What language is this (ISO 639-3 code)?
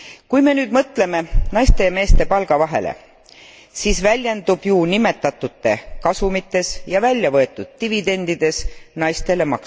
est